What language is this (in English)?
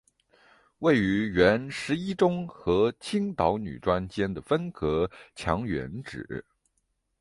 Chinese